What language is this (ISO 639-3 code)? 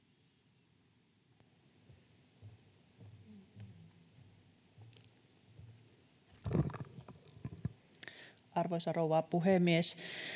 fin